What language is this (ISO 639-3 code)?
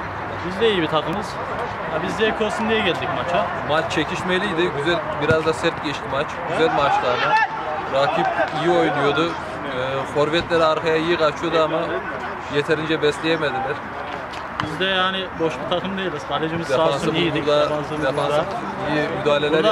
tur